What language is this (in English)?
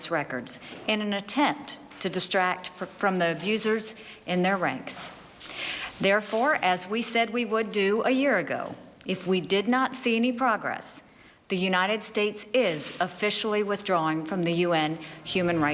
Thai